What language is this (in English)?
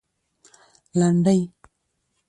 Pashto